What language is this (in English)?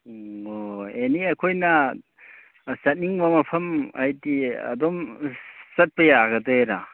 Manipuri